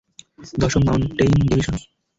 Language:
Bangla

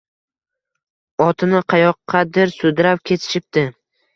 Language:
Uzbek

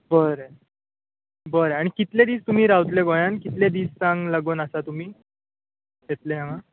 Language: Konkani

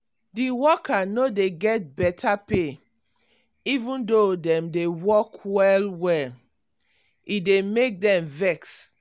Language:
Nigerian Pidgin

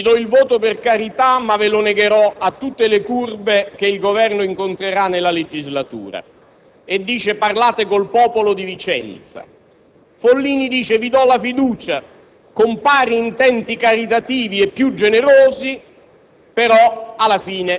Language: Italian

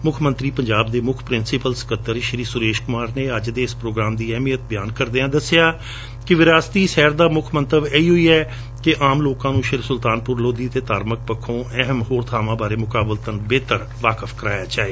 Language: Punjabi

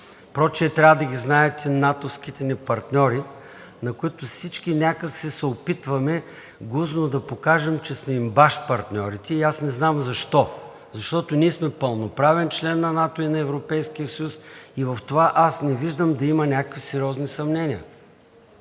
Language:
Bulgarian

